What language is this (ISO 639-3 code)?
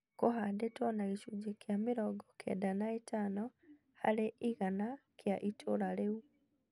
kik